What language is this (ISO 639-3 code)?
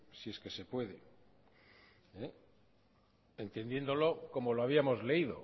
spa